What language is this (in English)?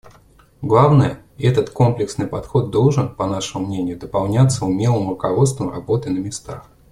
Russian